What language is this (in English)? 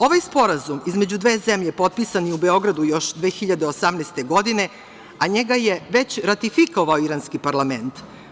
Serbian